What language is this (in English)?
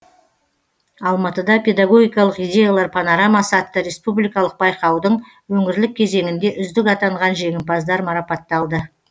Kazakh